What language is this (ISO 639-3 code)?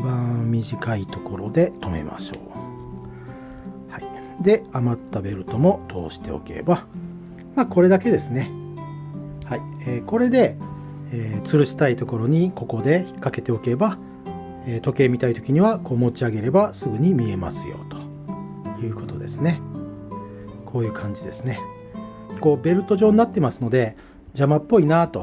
jpn